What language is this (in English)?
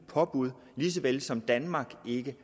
Danish